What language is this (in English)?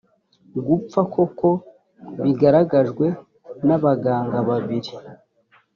Kinyarwanda